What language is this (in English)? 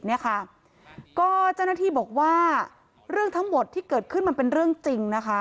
Thai